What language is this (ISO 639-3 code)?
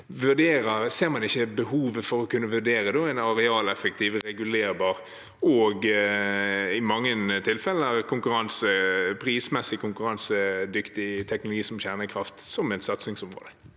nor